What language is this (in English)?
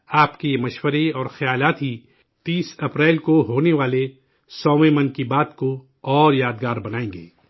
Urdu